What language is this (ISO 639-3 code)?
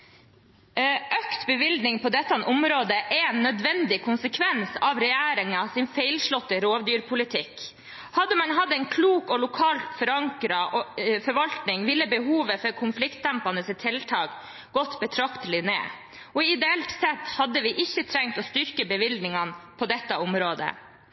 nob